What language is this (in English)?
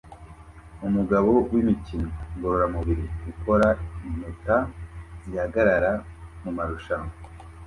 Kinyarwanda